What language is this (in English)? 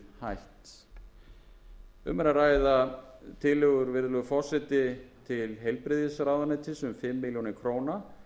Icelandic